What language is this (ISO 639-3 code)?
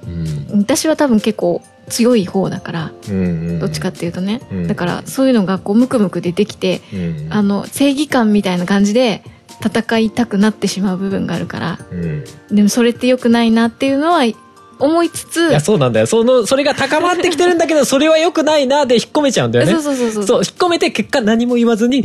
jpn